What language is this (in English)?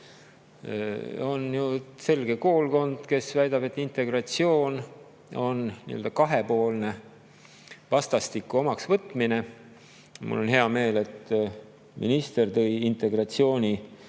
Estonian